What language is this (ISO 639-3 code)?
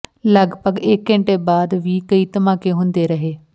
pan